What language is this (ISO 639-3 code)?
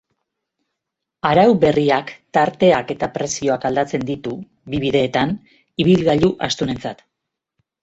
eus